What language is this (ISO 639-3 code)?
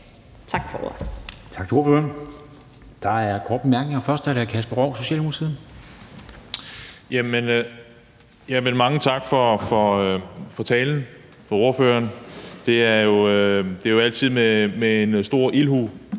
dan